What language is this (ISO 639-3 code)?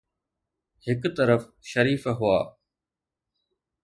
snd